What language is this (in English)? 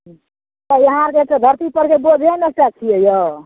Maithili